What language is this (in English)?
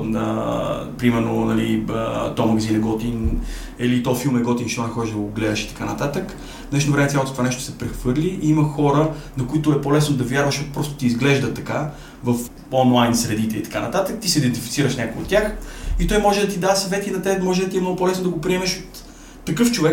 Bulgarian